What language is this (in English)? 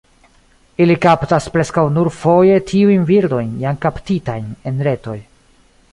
Esperanto